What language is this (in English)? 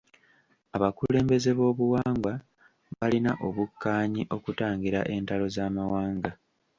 Ganda